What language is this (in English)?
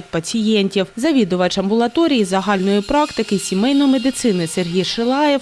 Ukrainian